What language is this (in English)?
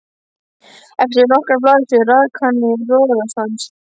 Icelandic